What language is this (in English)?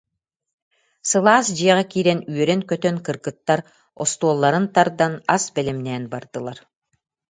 Yakut